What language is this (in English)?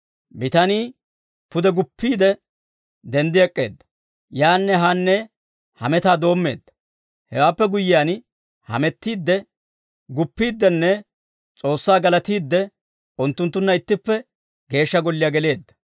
Dawro